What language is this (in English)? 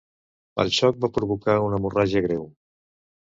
Catalan